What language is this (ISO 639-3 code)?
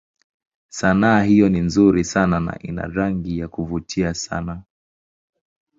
swa